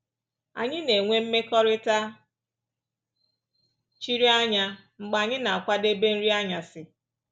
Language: Igbo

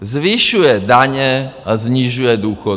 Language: Czech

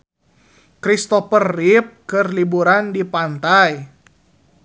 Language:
Sundanese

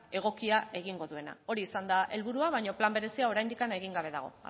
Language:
Basque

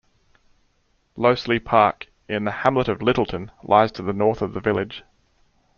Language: English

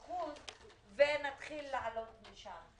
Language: Hebrew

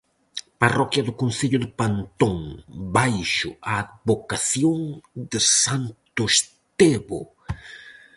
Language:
Galician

